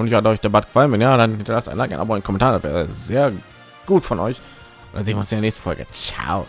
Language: German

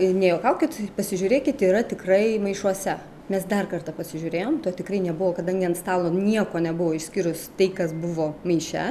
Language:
Lithuanian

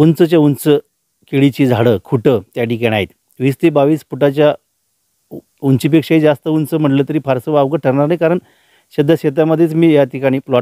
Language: Romanian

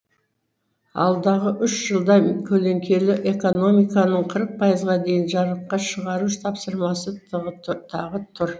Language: Kazakh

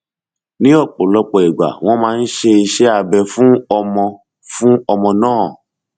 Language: Yoruba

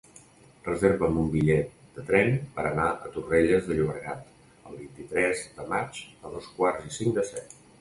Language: Catalan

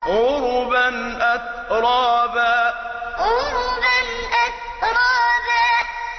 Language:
Arabic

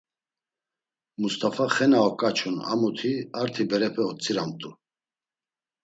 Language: Laz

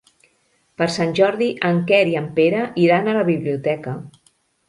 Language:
Catalan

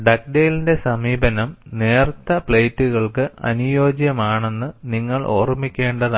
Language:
Malayalam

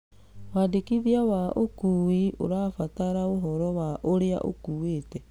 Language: Kikuyu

